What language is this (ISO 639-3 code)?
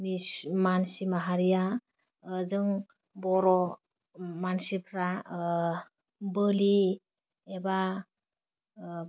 brx